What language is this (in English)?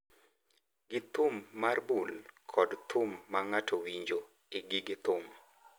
Luo (Kenya and Tanzania)